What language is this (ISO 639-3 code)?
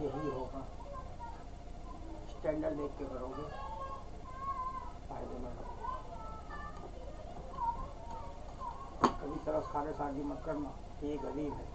hin